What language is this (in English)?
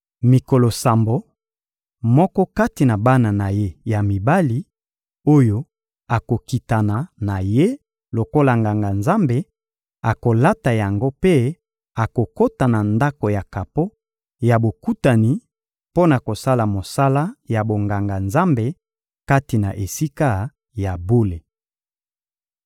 Lingala